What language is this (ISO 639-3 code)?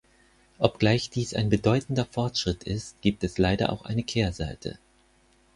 deu